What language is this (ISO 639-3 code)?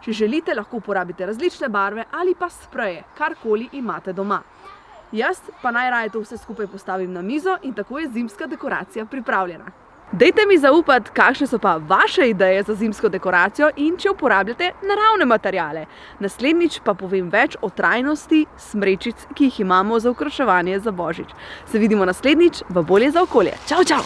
slv